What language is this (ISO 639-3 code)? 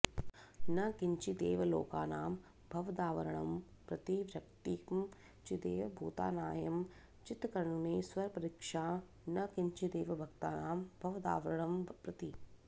san